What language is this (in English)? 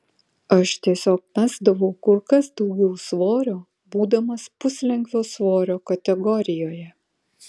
Lithuanian